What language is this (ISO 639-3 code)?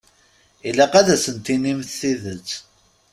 kab